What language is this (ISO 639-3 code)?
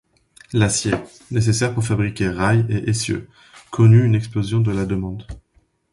fra